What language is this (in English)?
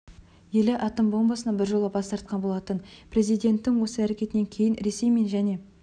Kazakh